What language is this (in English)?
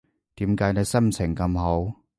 Cantonese